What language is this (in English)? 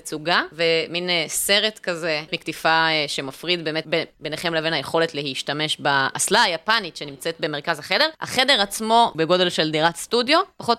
Hebrew